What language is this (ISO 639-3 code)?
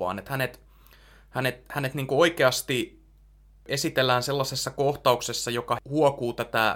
fin